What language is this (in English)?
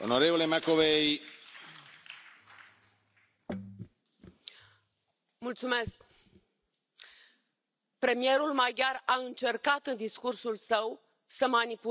Romanian